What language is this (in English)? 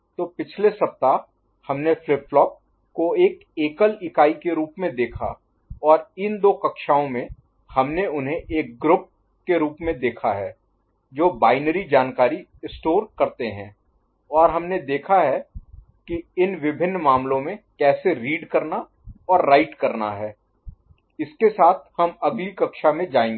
Hindi